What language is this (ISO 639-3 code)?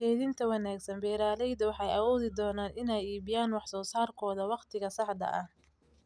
som